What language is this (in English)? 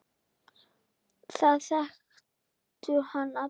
Icelandic